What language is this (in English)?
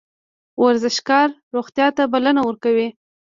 Pashto